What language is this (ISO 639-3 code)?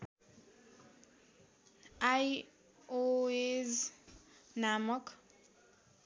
nep